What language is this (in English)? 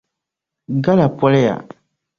Dagbani